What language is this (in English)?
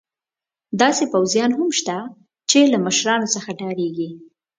Pashto